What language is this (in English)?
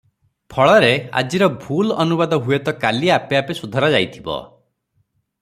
Odia